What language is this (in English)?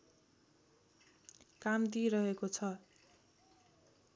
Nepali